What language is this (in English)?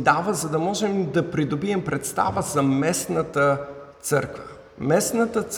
Bulgarian